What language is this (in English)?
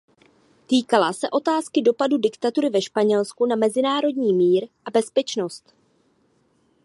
Czech